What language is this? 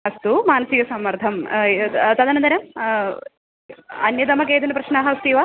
Sanskrit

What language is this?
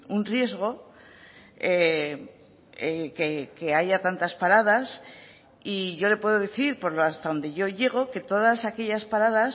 Spanish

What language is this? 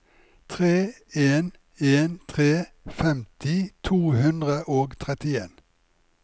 Norwegian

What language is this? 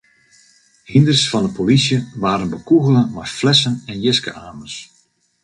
Western Frisian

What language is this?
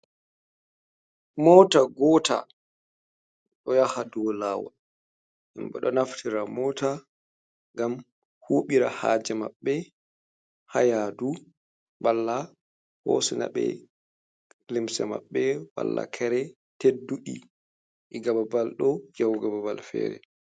Fula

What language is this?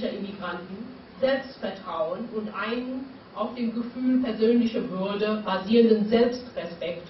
German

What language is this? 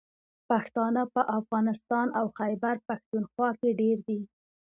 Pashto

